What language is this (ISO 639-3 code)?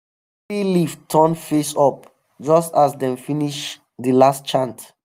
pcm